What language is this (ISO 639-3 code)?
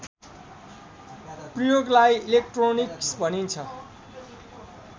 nep